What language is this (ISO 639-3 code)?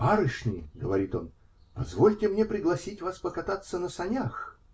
rus